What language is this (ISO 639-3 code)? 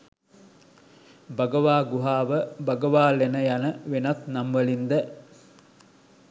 sin